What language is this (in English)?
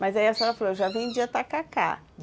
Portuguese